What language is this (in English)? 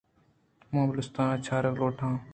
Eastern Balochi